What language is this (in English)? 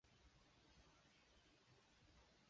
Chinese